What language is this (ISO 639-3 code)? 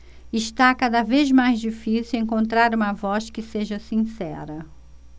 por